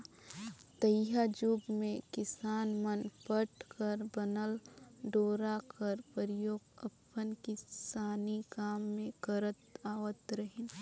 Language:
Chhattisgarhi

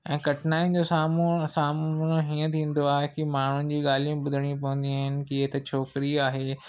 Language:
Sindhi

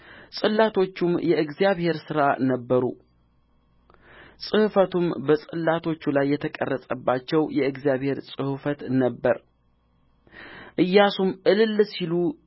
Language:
Amharic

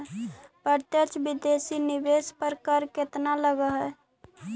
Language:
Magahi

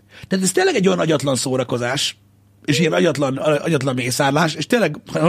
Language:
Hungarian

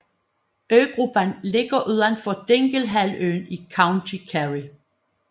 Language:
Danish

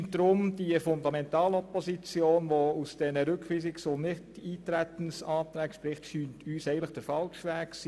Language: Swiss German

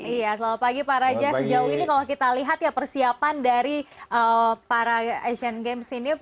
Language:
Indonesian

